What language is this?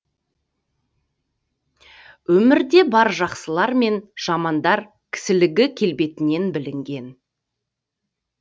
Kazakh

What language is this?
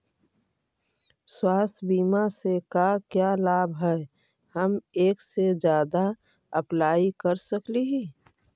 Magahi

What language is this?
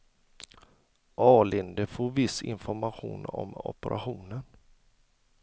Swedish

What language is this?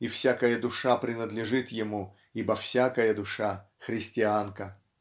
Russian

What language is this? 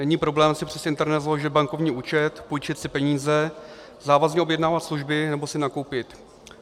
Czech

